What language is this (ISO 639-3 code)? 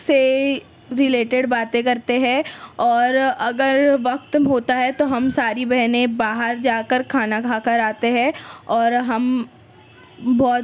urd